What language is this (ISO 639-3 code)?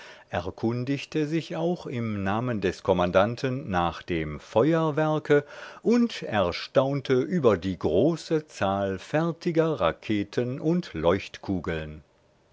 deu